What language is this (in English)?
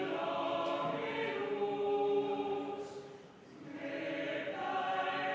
Estonian